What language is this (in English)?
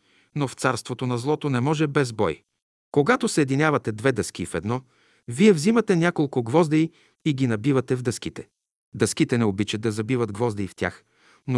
Bulgarian